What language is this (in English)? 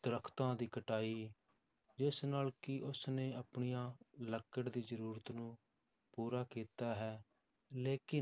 Punjabi